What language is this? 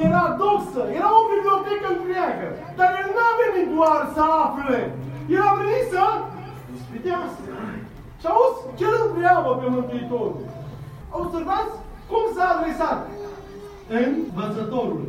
Romanian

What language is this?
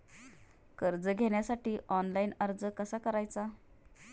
Marathi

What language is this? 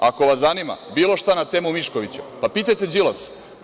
Serbian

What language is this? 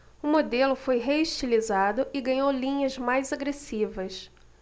Portuguese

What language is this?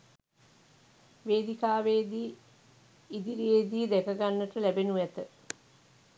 Sinhala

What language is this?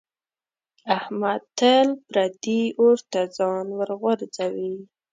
Pashto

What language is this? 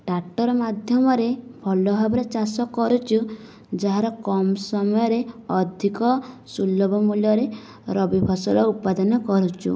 Odia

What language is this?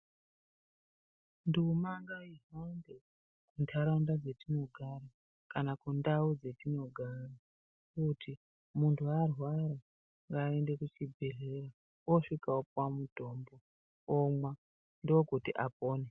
Ndau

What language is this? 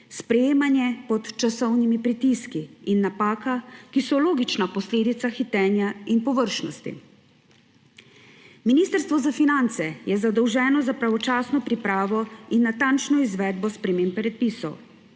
Slovenian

